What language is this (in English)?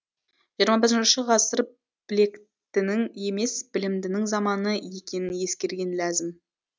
Kazakh